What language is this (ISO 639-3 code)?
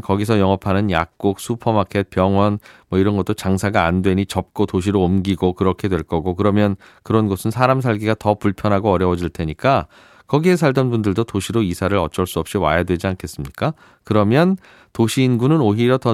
kor